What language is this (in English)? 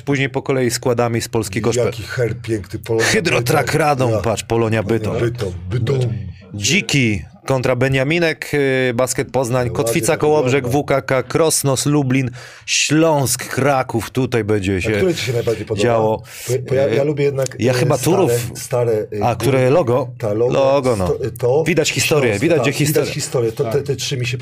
Polish